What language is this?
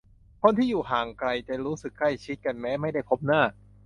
Thai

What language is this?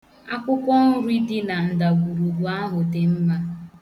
Igbo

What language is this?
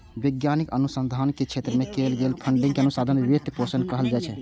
Maithili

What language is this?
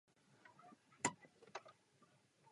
Czech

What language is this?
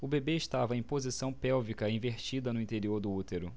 Portuguese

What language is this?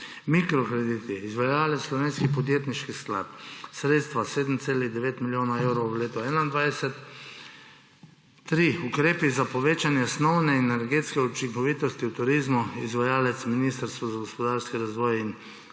Slovenian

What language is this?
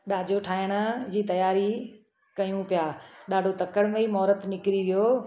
Sindhi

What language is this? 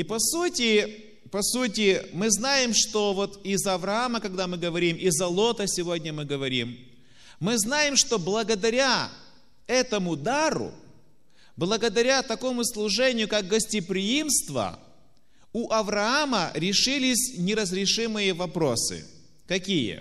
Russian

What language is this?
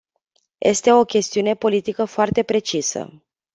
Romanian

